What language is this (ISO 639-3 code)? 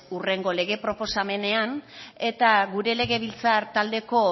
eus